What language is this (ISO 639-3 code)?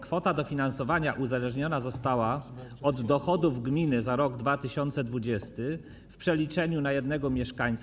pol